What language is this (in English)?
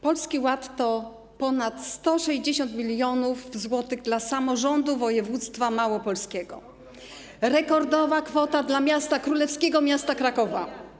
Polish